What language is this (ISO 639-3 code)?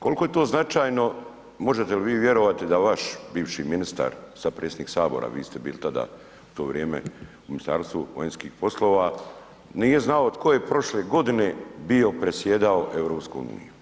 hrv